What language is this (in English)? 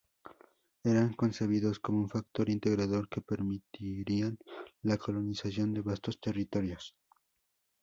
Spanish